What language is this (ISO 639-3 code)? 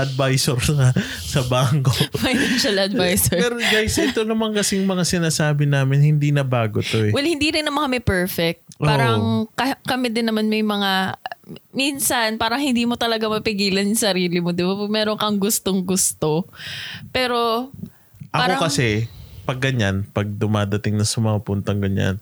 fil